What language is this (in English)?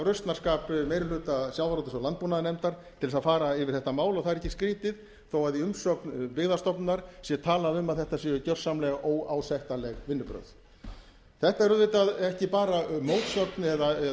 Icelandic